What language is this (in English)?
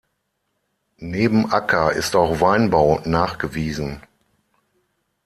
German